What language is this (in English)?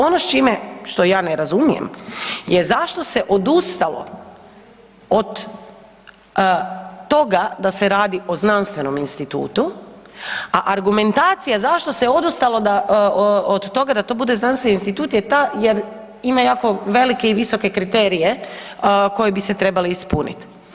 Croatian